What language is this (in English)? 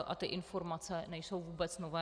Czech